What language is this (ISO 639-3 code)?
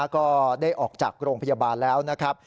tha